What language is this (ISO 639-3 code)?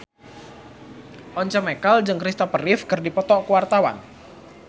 sun